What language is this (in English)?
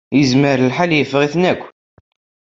Kabyle